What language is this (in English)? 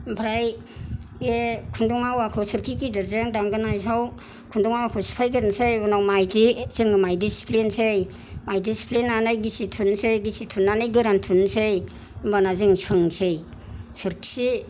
Bodo